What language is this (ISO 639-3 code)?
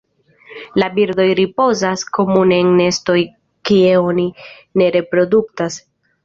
epo